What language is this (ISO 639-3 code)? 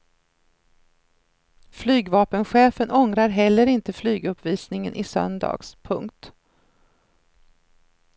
swe